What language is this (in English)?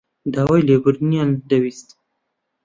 Central Kurdish